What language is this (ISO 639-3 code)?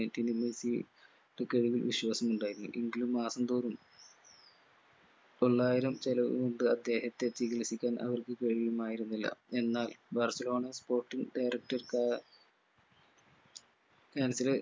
mal